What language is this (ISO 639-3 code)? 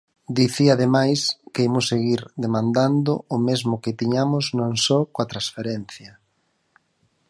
glg